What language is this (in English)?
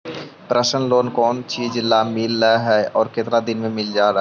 Magahi